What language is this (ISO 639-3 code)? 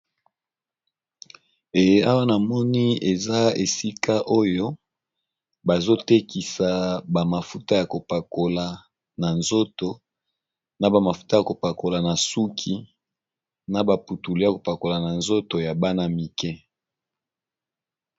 lin